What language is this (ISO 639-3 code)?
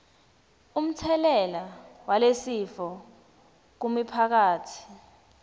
ssw